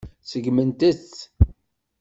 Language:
Kabyle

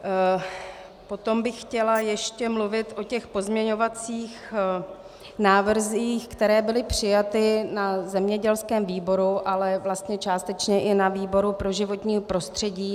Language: Czech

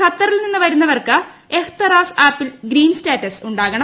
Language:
Malayalam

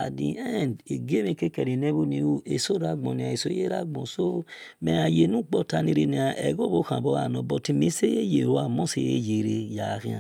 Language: Esan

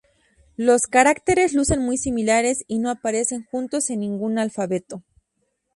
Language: Spanish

